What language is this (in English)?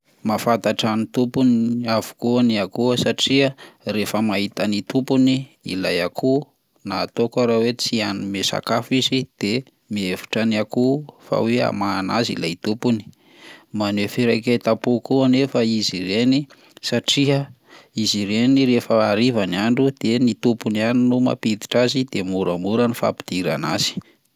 Malagasy